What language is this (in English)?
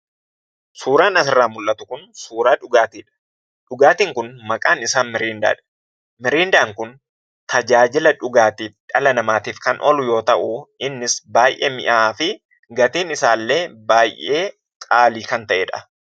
Oromo